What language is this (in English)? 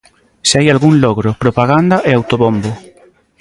Galician